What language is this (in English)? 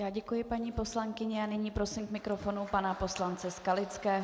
Czech